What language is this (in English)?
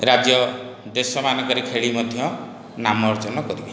Odia